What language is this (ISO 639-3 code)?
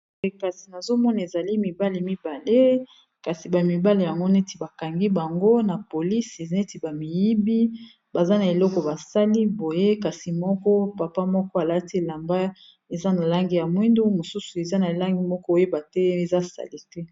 lin